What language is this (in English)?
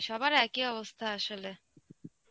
Bangla